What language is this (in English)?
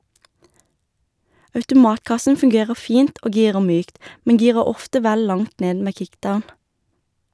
Norwegian